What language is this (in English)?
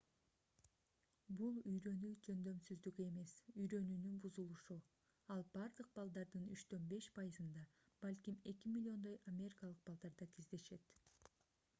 Kyrgyz